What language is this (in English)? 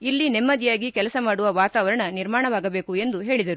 Kannada